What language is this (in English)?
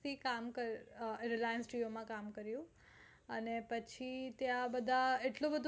Gujarati